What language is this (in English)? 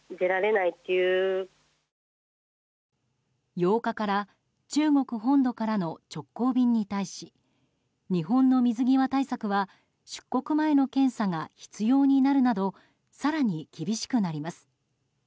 Japanese